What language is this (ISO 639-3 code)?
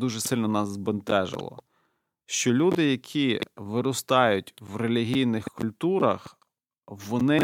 ukr